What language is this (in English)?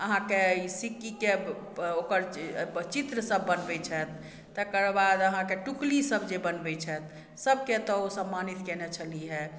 Maithili